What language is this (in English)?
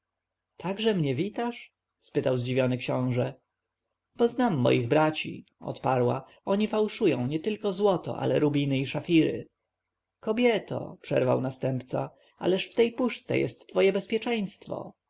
Polish